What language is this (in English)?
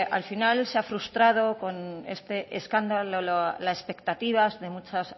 Spanish